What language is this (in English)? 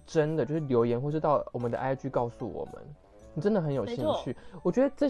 Chinese